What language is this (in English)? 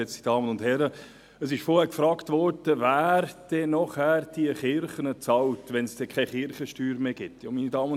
Swiss German